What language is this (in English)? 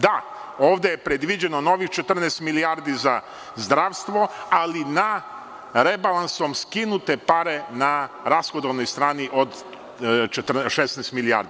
Serbian